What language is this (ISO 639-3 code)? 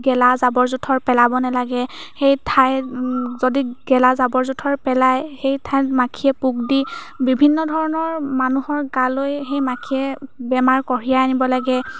asm